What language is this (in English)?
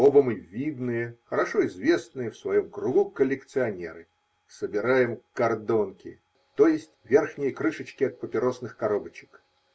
Russian